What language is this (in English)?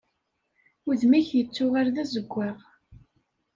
Kabyle